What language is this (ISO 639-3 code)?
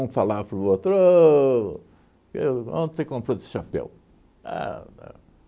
por